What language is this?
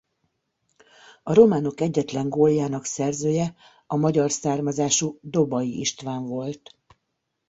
Hungarian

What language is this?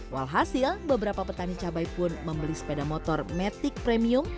Indonesian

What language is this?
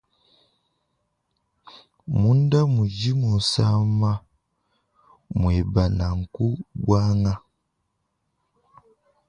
Luba-Lulua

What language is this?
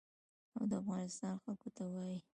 Pashto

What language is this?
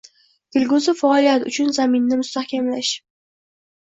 Uzbek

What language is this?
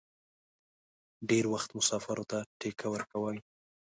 Pashto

